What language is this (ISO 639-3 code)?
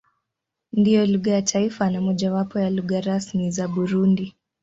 swa